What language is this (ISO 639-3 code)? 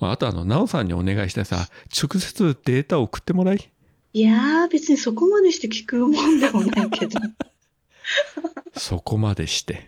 jpn